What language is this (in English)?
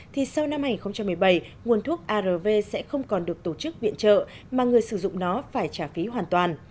Vietnamese